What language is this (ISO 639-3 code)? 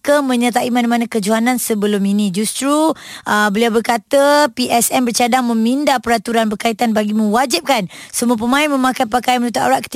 msa